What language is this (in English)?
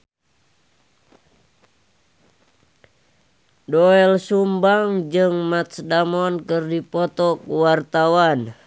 Sundanese